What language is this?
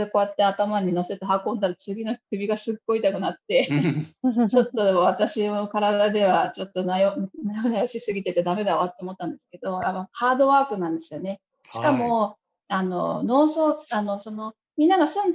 Japanese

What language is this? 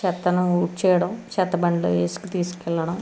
Telugu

